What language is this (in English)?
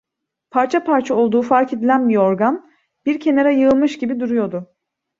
Turkish